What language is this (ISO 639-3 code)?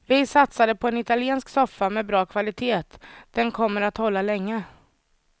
swe